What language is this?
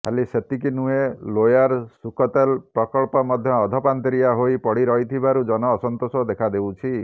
Odia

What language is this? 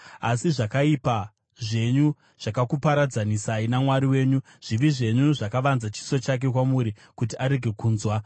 Shona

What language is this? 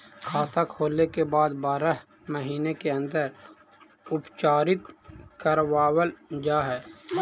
Magahi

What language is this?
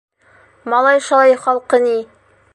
Bashkir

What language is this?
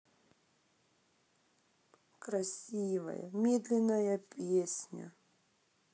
Russian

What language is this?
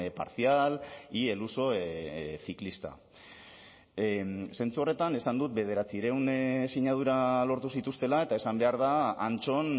Basque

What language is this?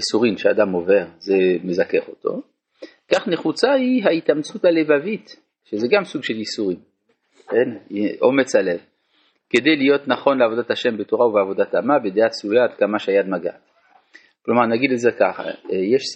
Hebrew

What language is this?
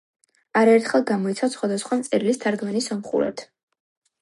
Georgian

